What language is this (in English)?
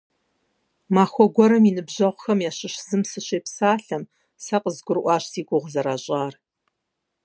Kabardian